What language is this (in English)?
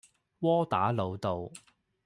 Cantonese